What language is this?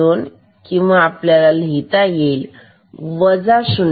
Marathi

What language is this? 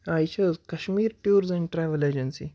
Kashmiri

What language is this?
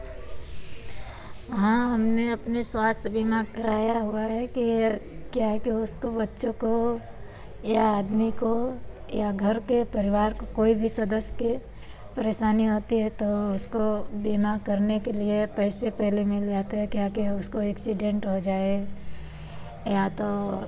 Hindi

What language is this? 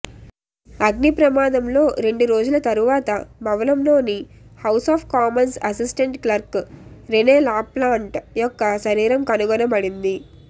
Telugu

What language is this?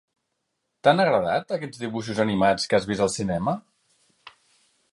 Catalan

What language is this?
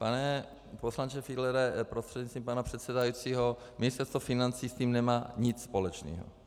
Czech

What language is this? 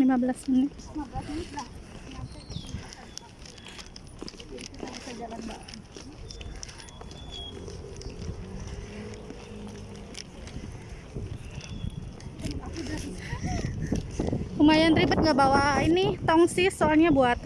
Indonesian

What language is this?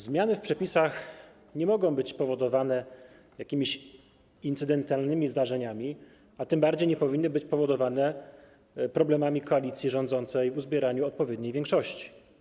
Polish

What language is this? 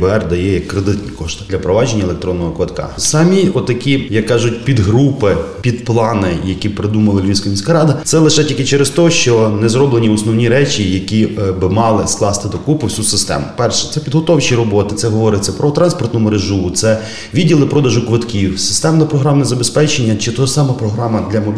Ukrainian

